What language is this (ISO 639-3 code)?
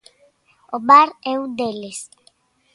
glg